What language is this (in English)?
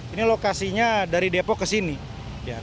Indonesian